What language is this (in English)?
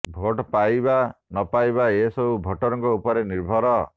Odia